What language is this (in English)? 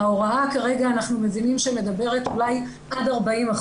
Hebrew